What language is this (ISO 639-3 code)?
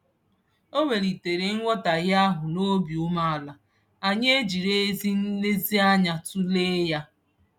ibo